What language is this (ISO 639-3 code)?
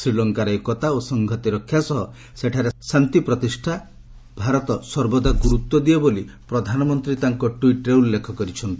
ori